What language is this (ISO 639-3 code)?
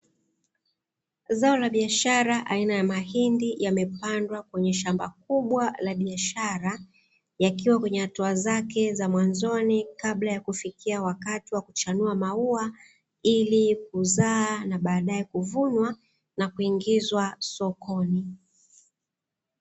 swa